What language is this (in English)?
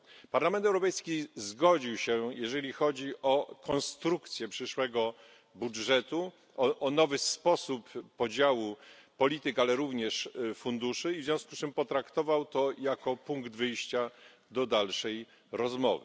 Polish